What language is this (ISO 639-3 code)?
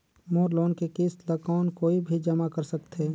hne